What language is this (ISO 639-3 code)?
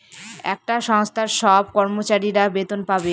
ben